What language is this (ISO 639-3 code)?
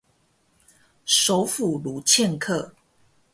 zho